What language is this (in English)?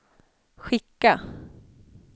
Swedish